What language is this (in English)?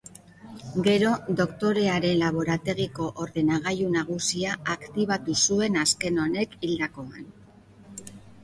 Basque